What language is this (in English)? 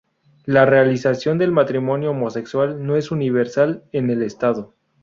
Spanish